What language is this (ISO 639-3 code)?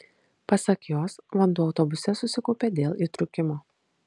lit